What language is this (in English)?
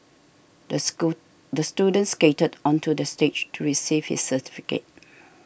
English